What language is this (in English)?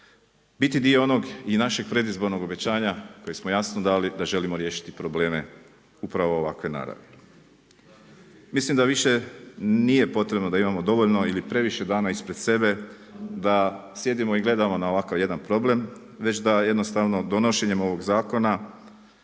Croatian